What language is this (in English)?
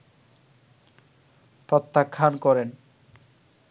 Bangla